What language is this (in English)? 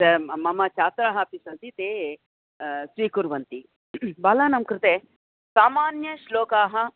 Sanskrit